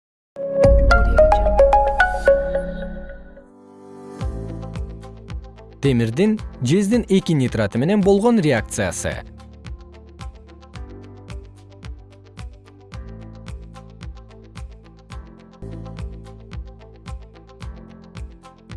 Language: Kyrgyz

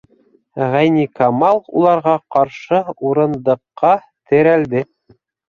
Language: Bashkir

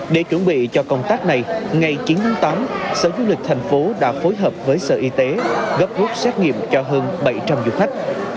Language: Vietnamese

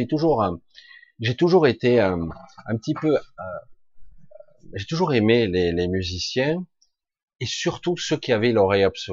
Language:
French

